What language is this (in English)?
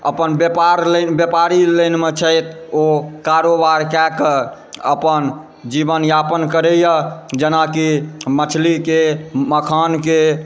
Maithili